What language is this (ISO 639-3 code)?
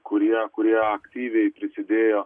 lit